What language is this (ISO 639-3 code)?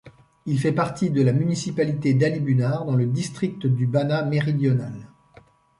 fra